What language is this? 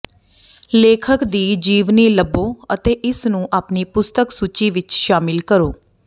Punjabi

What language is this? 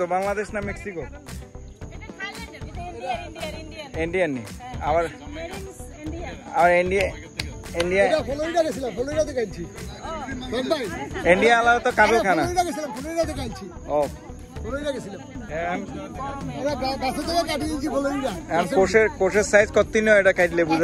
Romanian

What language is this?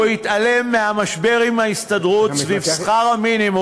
Hebrew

